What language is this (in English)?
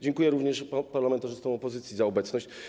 Polish